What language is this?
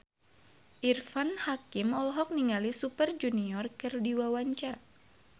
Sundanese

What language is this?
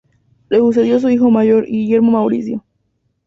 Spanish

